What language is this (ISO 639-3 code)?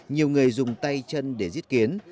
vie